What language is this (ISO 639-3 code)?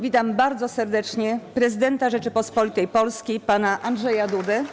pol